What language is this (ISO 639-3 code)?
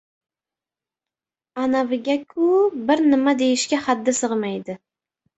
uzb